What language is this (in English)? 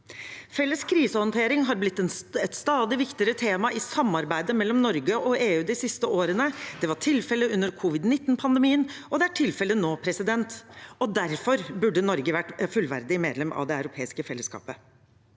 Norwegian